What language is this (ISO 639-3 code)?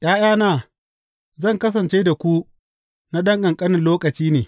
hau